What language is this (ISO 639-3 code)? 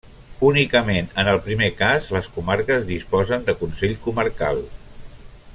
cat